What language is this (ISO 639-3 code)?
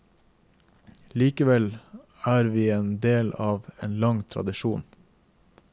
nor